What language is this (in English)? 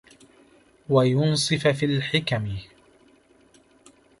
Arabic